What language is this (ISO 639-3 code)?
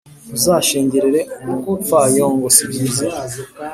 kin